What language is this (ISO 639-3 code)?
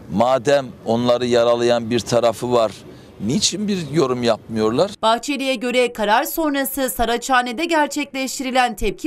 tur